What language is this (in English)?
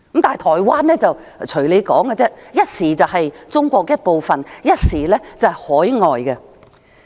Cantonese